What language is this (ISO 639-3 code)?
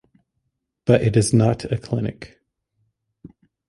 eng